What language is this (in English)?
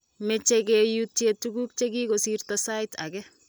Kalenjin